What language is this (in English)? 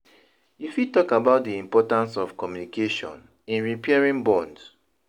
Nigerian Pidgin